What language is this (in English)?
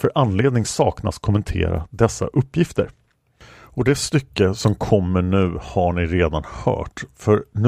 Swedish